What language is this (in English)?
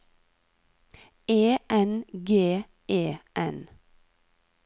Norwegian